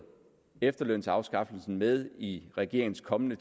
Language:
Danish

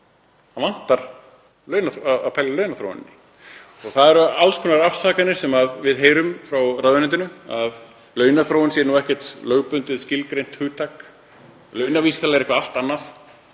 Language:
Icelandic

